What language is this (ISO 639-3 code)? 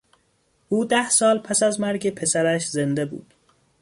fas